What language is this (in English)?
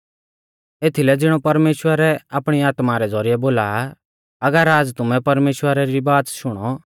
Mahasu Pahari